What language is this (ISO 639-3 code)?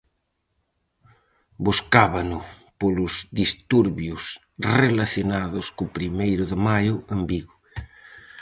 glg